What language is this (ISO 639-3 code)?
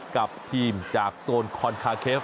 tha